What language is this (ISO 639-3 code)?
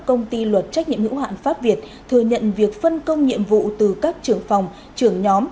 vie